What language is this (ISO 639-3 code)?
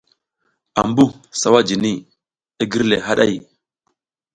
giz